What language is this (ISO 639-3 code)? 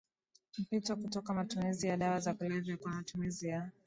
swa